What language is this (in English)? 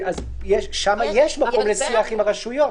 Hebrew